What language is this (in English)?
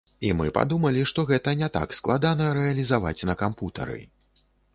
Belarusian